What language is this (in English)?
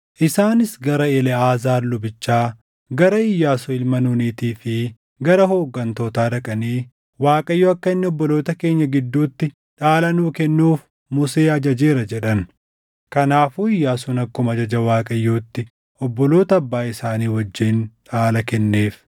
Oromo